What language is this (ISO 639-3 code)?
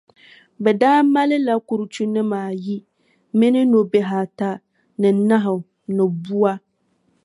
dag